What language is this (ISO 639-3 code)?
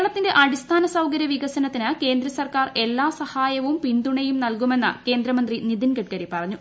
mal